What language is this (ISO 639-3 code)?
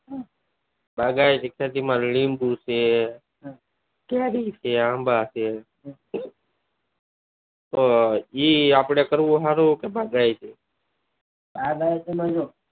guj